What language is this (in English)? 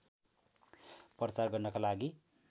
Nepali